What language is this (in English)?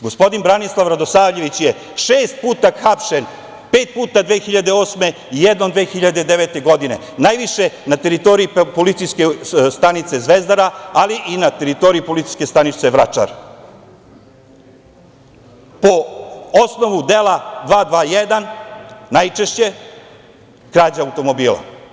Serbian